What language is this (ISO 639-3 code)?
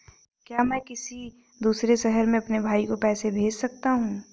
hin